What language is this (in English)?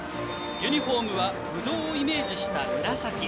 Japanese